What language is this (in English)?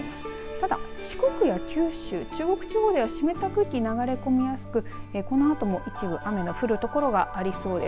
Japanese